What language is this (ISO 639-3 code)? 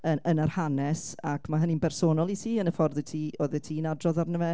cym